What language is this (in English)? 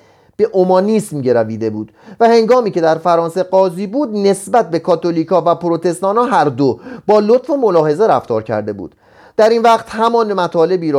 Persian